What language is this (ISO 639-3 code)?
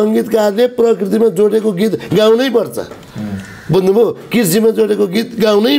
tur